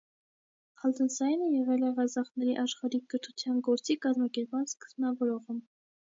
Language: Armenian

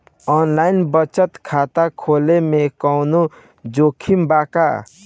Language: Bhojpuri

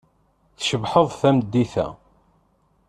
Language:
Kabyle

